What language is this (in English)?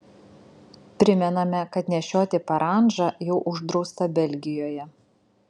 Lithuanian